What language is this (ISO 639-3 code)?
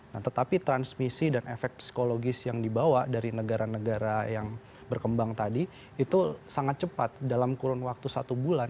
ind